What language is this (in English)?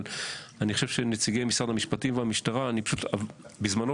Hebrew